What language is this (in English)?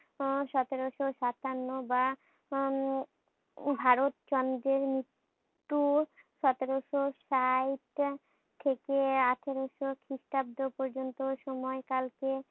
Bangla